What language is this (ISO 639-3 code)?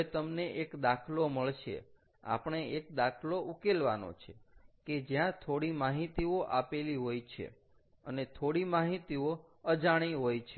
guj